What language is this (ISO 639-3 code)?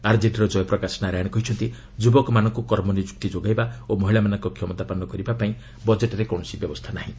ori